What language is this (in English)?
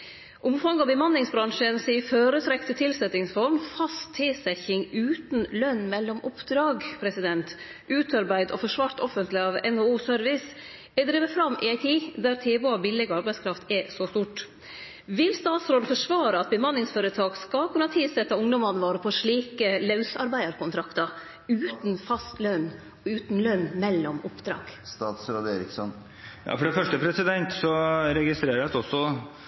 Norwegian